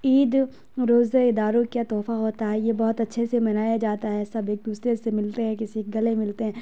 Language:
Urdu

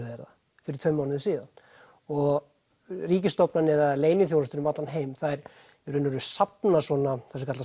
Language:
Icelandic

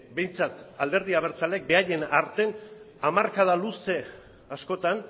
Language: Basque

